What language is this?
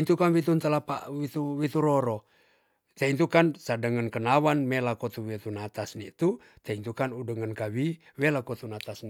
Tonsea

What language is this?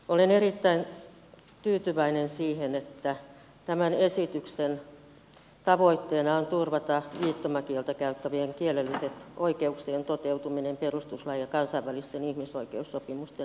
Finnish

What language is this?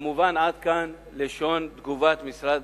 Hebrew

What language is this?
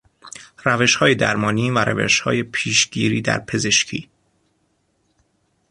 Persian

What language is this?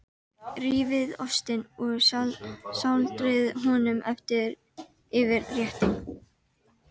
Icelandic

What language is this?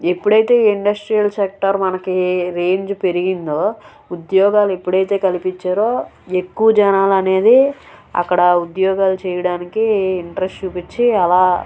Telugu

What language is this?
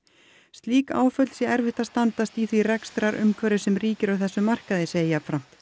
Icelandic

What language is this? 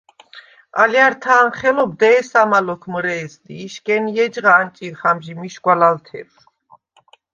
Svan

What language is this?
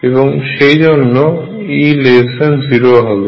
Bangla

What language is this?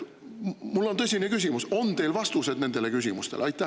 Estonian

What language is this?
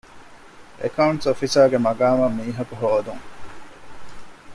Divehi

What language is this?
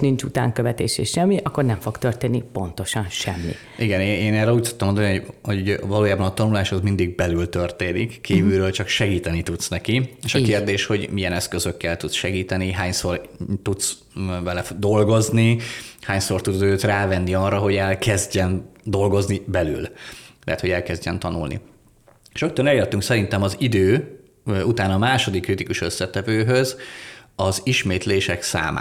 Hungarian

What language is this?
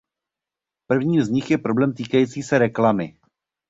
Czech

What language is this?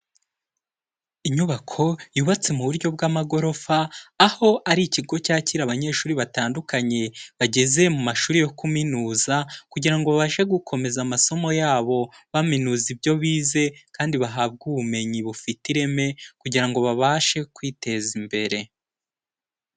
Kinyarwanda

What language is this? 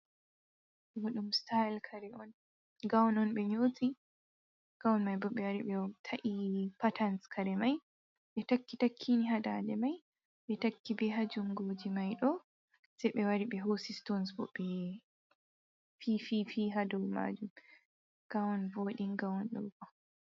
Fula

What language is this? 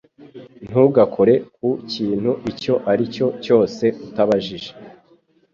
Kinyarwanda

